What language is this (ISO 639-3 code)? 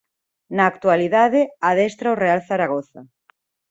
glg